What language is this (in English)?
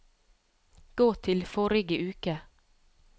Norwegian